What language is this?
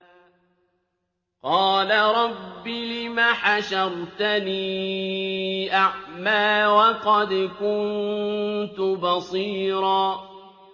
Arabic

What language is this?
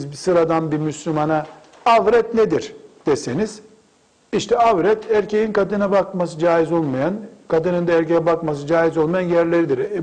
Turkish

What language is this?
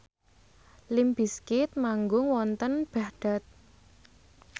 Javanese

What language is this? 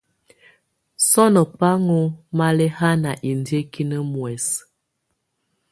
Tunen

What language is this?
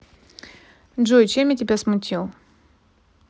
Russian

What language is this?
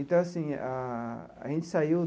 Portuguese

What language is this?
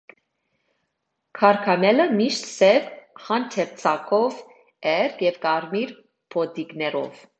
Armenian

